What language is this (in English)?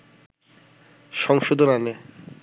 Bangla